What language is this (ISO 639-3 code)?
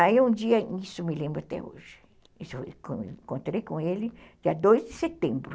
por